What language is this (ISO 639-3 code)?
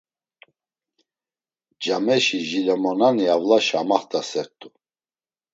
lzz